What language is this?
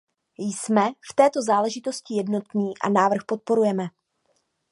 Czech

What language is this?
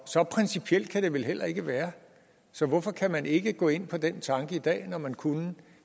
Danish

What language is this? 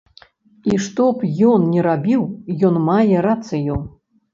Belarusian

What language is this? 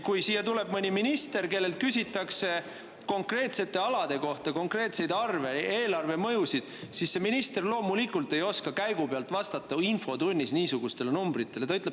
Estonian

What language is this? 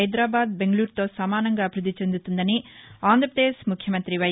Telugu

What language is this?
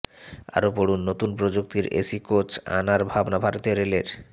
Bangla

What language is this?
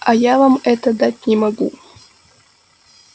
Russian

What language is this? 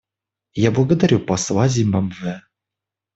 Russian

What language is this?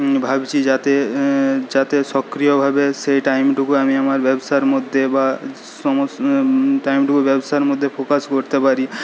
Bangla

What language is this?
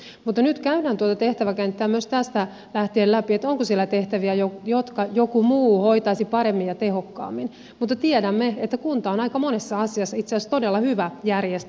Finnish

